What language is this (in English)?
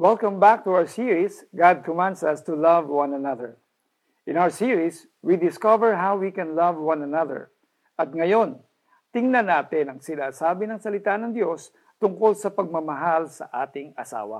Filipino